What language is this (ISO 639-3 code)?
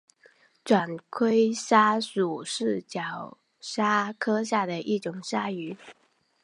zho